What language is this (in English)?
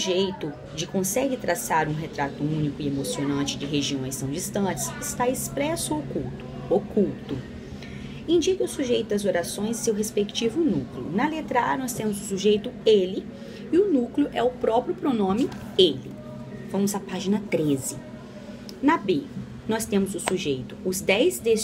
Portuguese